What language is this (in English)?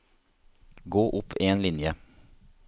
Norwegian